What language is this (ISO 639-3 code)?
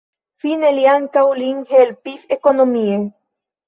epo